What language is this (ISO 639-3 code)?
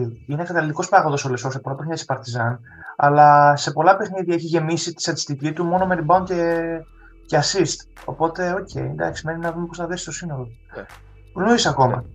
ell